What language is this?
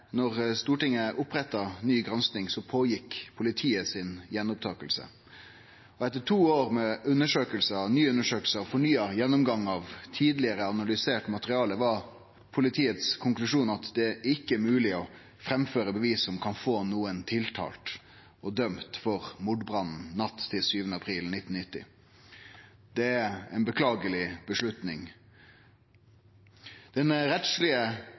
Norwegian Nynorsk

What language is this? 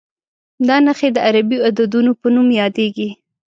Pashto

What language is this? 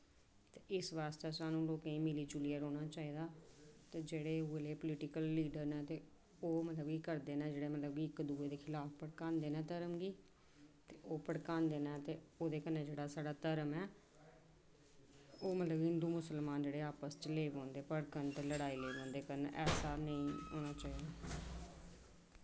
Dogri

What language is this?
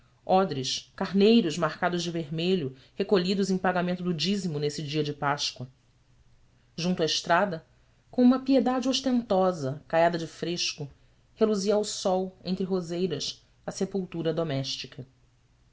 Portuguese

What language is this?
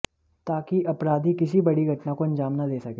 Hindi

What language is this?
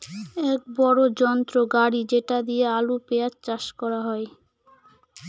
Bangla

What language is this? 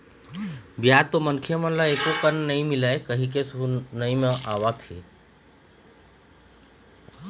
Chhattisgarhi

